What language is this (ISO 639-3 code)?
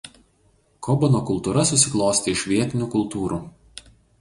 lit